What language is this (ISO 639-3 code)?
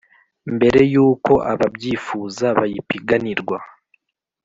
kin